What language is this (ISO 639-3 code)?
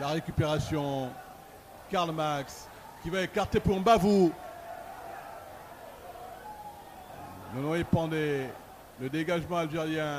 fra